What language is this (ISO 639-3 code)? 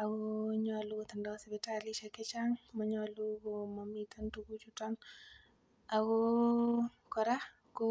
kln